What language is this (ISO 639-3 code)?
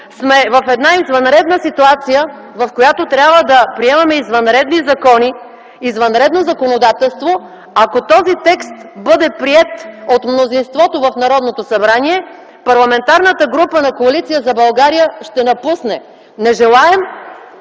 bul